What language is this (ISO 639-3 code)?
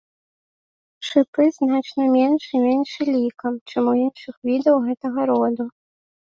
bel